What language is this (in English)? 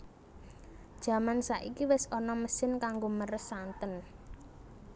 Javanese